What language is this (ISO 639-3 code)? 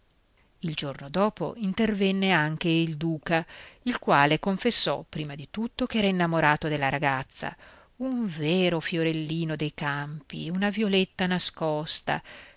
ita